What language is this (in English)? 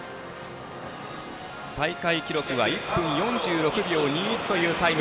Japanese